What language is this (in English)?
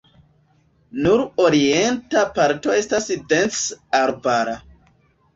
Esperanto